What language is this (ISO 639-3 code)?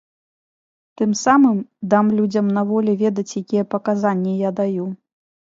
bel